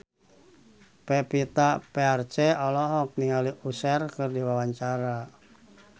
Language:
Sundanese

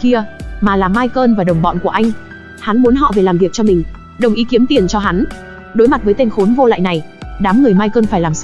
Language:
Vietnamese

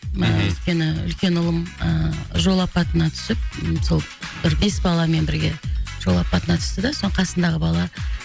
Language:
Kazakh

